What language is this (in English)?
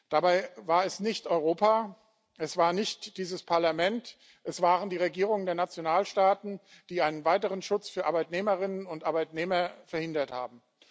German